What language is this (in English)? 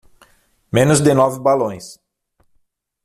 Portuguese